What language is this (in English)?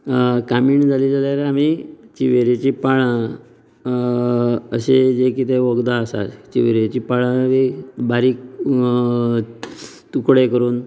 Konkani